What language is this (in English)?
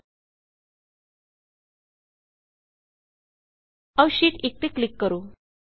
Punjabi